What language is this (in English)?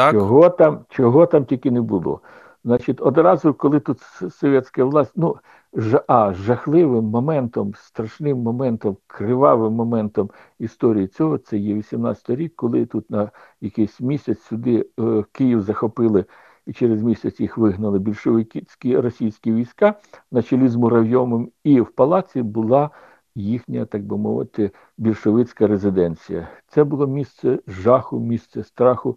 Ukrainian